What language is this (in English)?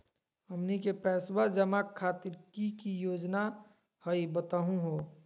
Magahi